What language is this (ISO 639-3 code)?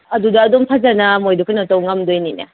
mni